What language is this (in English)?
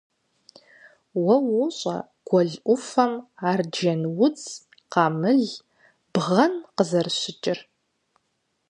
Kabardian